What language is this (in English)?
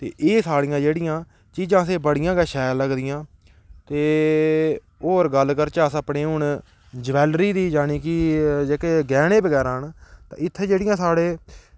Dogri